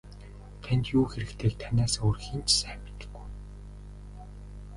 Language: Mongolian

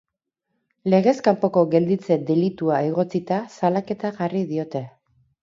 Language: Basque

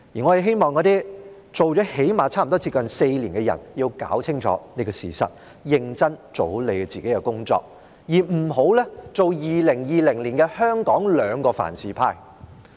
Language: Cantonese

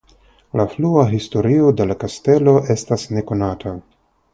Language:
Esperanto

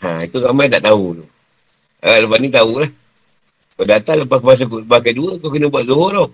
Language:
Malay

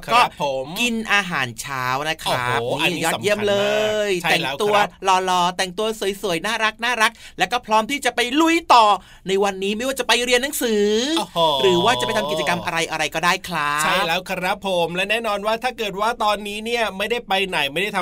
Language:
Thai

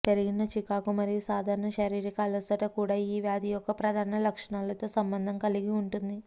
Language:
Telugu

